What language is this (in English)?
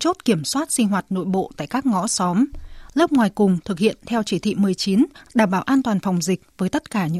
Vietnamese